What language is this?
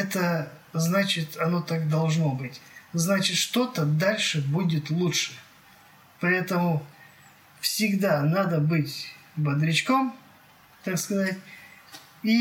Russian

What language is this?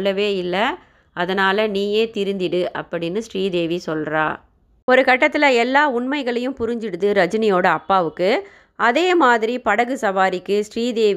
Tamil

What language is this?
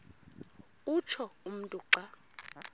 Xhosa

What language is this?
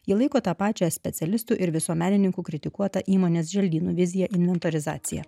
Lithuanian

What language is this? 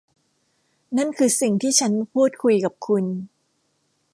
Thai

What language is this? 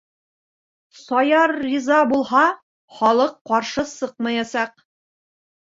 Bashkir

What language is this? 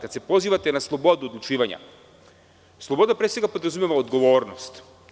Serbian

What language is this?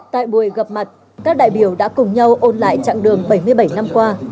Vietnamese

